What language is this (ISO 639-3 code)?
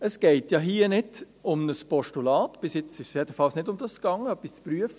gsw